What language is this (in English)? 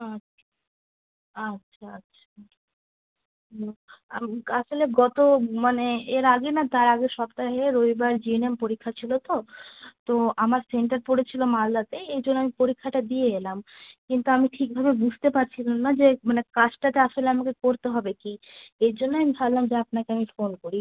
Bangla